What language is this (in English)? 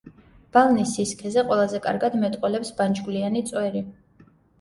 Georgian